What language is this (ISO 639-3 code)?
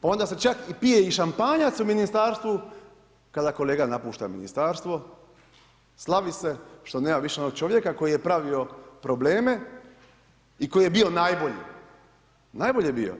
hrv